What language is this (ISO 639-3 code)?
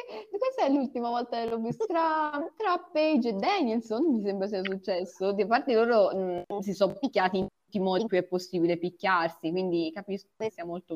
ita